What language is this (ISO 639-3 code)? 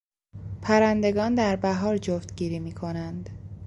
fas